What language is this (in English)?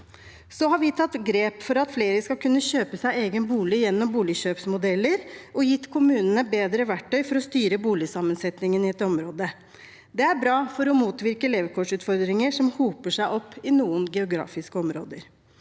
Norwegian